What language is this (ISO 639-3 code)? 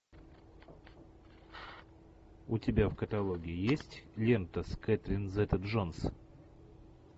rus